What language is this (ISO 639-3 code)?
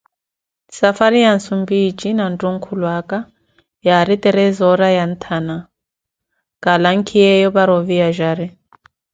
eko